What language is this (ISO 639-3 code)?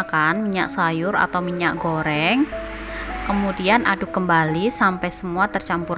ind